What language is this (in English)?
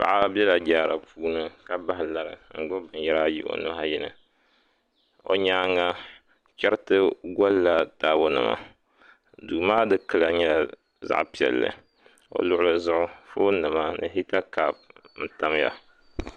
Dagbani